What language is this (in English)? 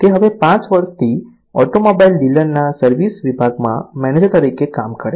Gujarati